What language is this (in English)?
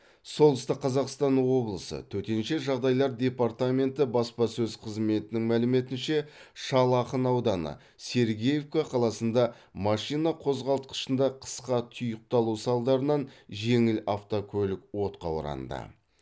Kazakh